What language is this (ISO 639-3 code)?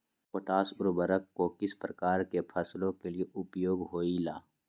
mag